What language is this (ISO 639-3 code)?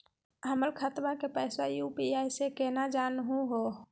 mag